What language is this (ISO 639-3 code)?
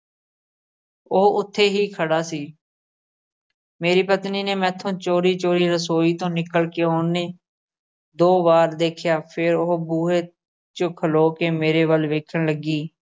pan